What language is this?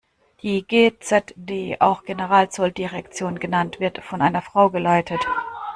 German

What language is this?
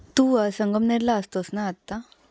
Marathi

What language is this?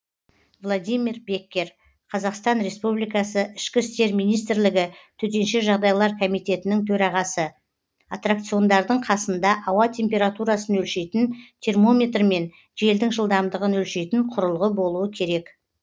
Kazakh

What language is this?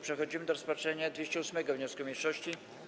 Polish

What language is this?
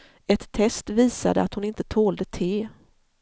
Swedish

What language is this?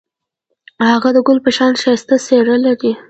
Pashto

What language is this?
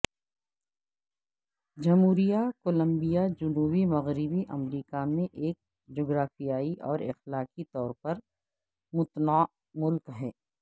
Urdu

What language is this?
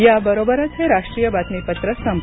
Marathi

